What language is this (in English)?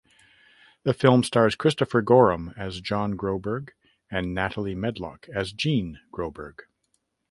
English